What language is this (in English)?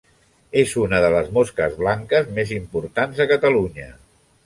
Catalan